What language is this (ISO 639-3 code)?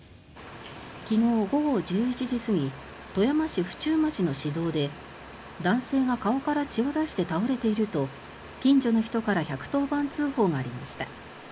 jpn